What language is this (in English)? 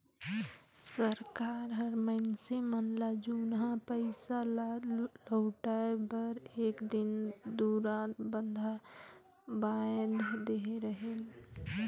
Chhattisgarhi